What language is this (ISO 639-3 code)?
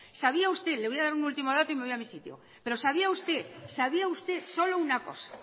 spa